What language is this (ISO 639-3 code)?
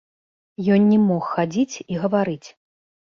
bel